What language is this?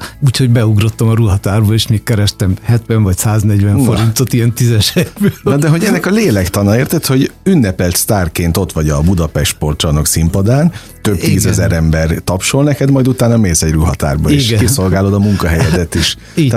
Hungarian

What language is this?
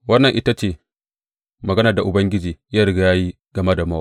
Hausa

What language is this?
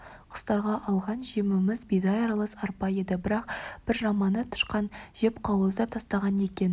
Kazakh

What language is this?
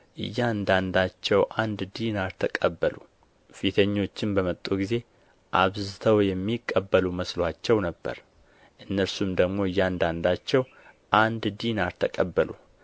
Amharic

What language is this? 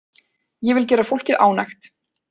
Icelandic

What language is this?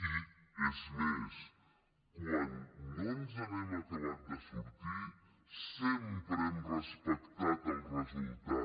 Catalan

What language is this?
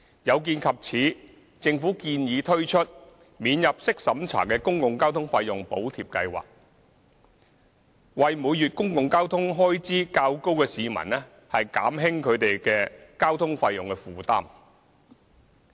Cantonese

